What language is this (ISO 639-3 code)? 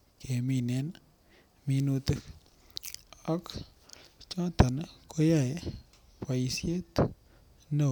kln